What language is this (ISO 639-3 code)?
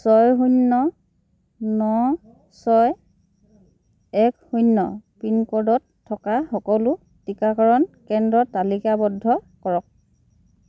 asm